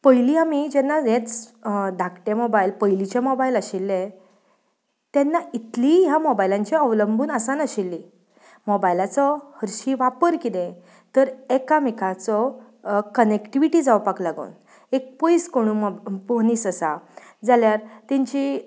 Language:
Konkani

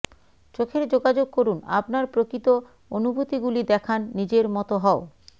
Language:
Bangla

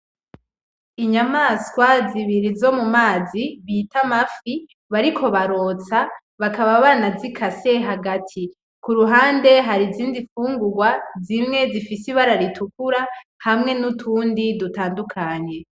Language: Rundi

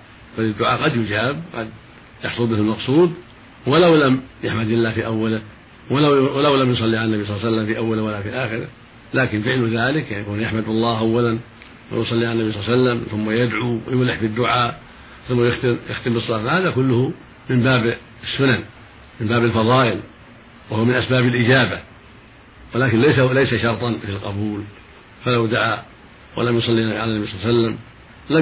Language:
Arabic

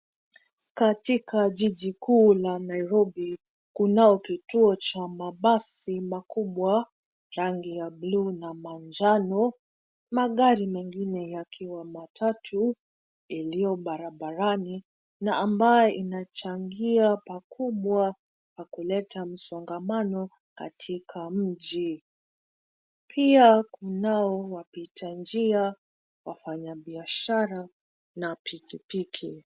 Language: Swahili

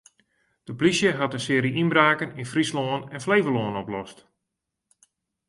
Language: Western Frisian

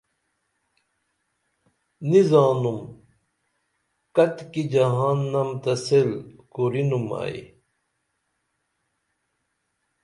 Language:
Dameli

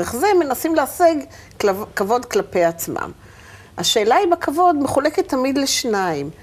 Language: Hebrew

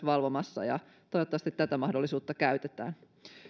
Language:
Finnish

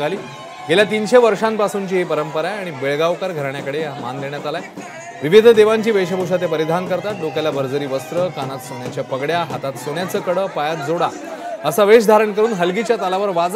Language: Arabic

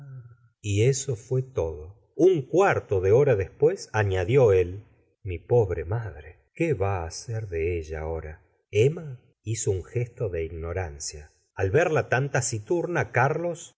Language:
Spanish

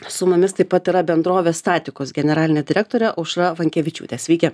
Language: Lithuanian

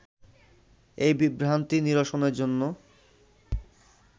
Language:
Bangla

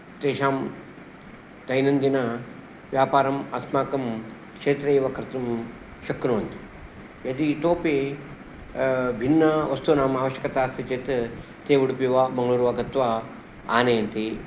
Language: Sanskrit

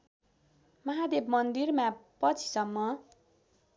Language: Nepali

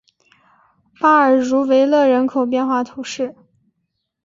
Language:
Chinese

